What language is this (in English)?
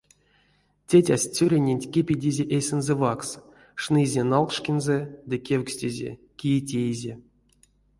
Erzya